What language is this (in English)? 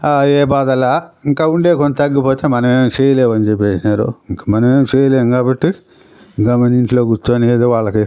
Telugu